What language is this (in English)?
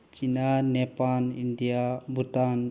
Manipuri